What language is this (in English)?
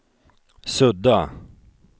Swedish